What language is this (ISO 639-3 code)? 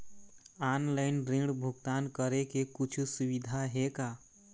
hne